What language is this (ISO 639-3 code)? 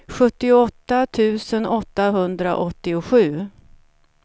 swe